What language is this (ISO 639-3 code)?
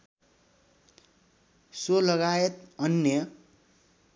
nep